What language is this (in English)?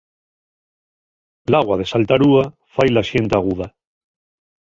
Asturian